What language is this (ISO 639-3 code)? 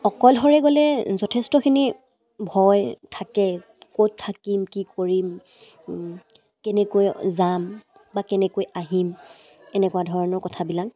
asm